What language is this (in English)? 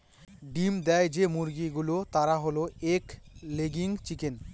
Bangla